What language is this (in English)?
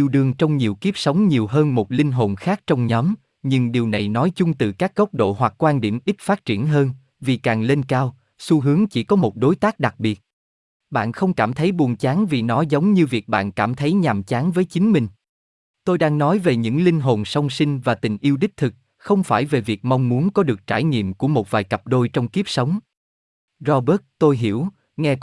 Vietnamese